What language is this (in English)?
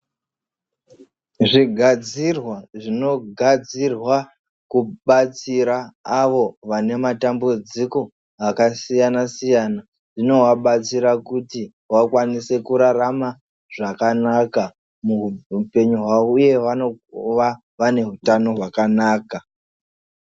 Ndau